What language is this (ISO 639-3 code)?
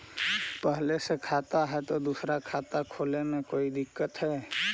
mag